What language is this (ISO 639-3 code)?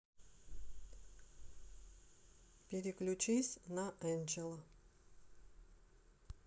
rus